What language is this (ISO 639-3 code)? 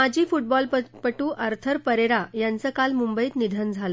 mar